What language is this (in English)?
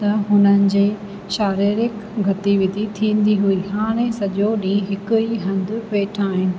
Sindhi